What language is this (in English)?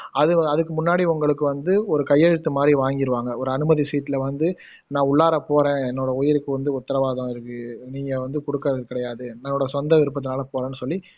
Tamil